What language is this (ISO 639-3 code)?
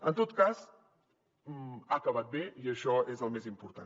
cat